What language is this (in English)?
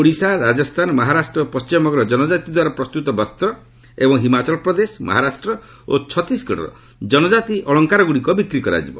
Odia